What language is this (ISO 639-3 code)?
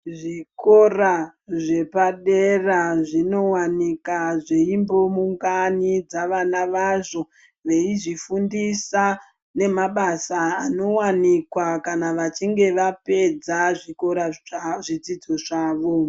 ndc